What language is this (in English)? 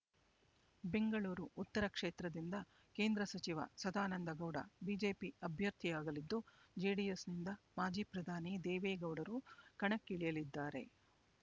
Kannada